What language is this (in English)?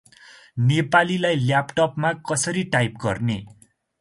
Nepali